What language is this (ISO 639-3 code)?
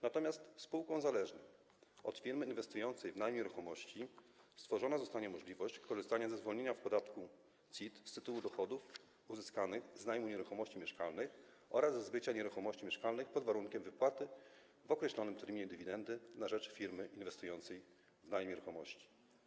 pol